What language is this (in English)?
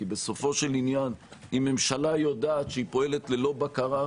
Hebrew